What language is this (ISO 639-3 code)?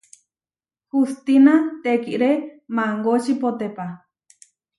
var